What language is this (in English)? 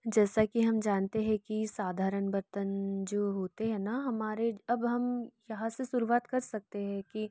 Hindi